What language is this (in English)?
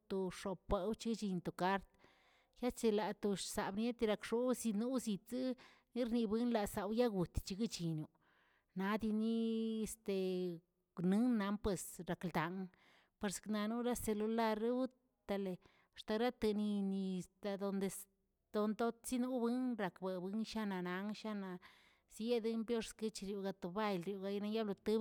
Tilquiapan Zapotec